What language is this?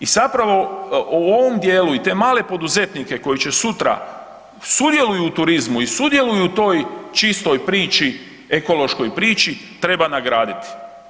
Croatian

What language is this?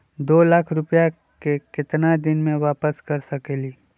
Magahi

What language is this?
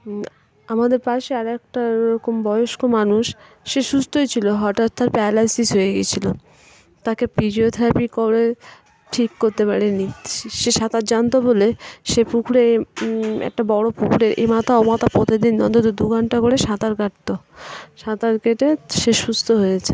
Bangla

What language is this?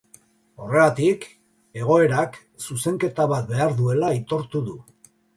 Basque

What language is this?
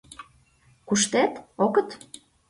Mari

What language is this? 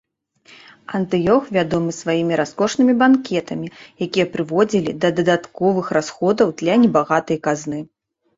Belarusian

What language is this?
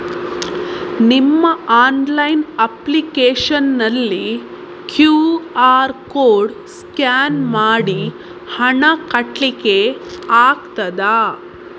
Kannada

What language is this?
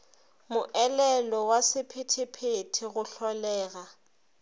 Northern Sotho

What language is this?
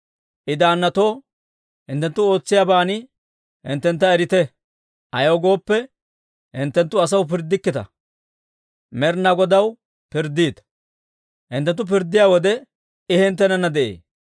Dawro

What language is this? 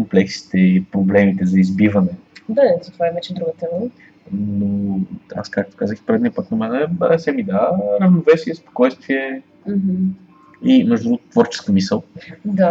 Bulgarian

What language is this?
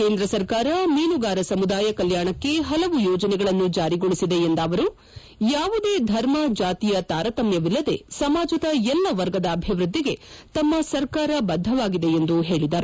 Kannada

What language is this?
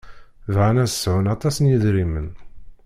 Kabyle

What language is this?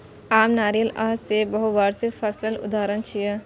Maithili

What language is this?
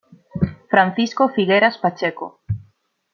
Spanish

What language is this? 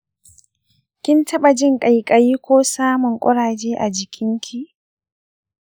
Hausa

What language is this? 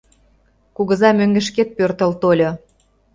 Mari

